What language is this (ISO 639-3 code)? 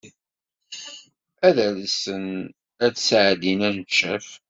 kab